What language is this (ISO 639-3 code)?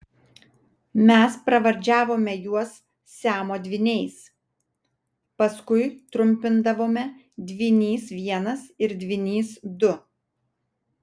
lit